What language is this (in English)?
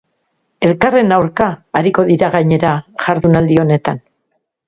Basque